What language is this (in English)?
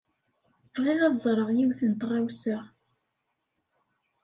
Kabyle